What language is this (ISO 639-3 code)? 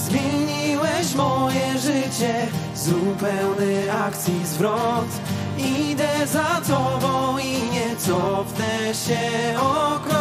pol